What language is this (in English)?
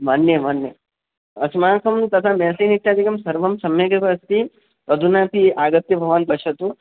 Sanskrit